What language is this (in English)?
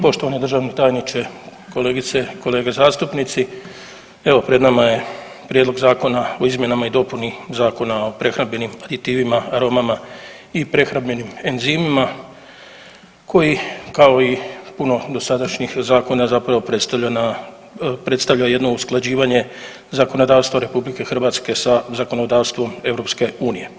Croatian